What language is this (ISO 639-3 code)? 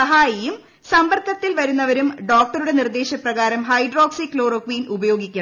mal